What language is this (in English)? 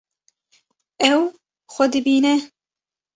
Kurdish